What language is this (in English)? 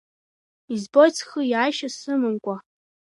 Abkhazian